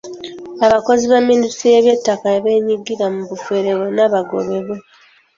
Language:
Ganda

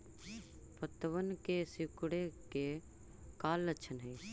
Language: Magahi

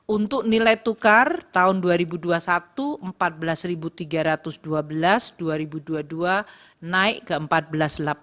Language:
Indonesian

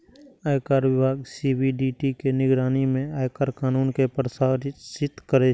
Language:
Maithili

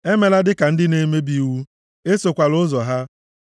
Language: Igbo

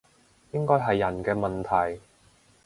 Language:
Cantonese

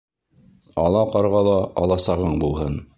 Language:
Bashkir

